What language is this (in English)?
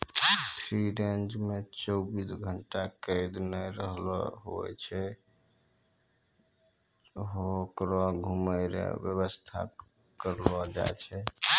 Maithili